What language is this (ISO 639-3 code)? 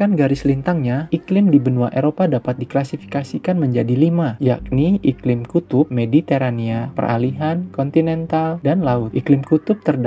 ind